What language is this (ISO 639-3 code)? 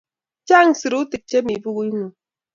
kln